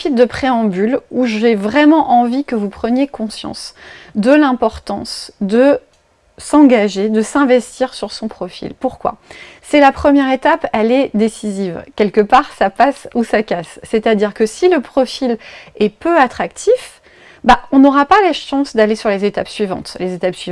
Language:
French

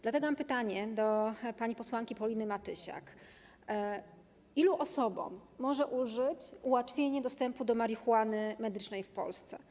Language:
Polish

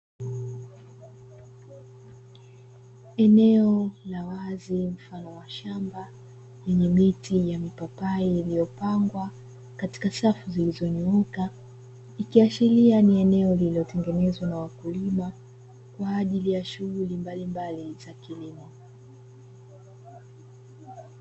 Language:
Swahili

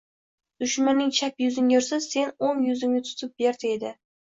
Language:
Uzbek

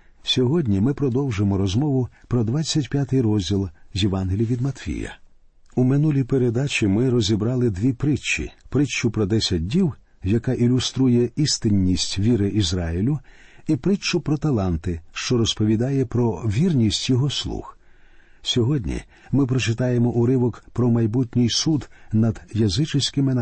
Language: Ukrainian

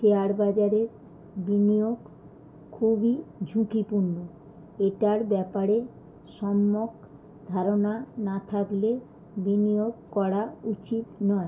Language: Bangla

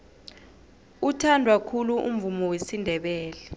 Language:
South Ndebele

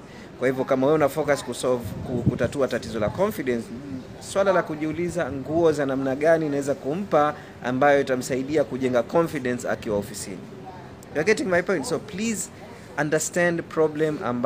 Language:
Swahili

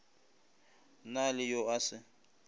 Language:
Northern Sotho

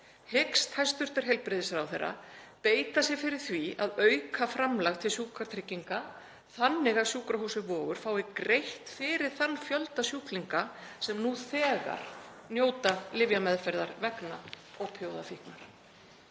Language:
Icelandic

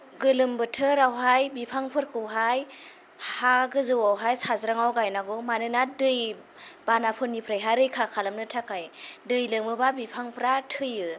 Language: Bodo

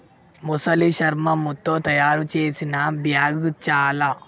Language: Telugu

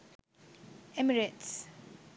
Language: Sinhala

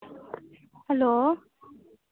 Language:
Dogri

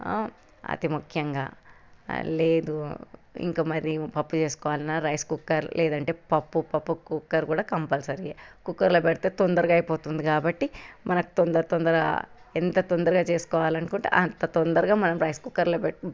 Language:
Telugu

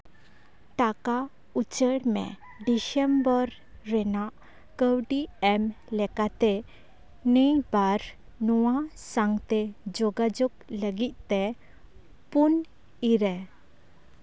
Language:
Santali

